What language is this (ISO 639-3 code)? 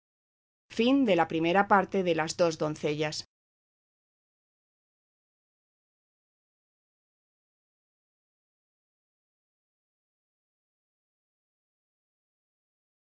spa